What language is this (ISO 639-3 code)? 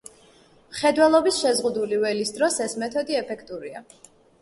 kat